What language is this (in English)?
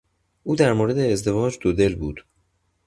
Persian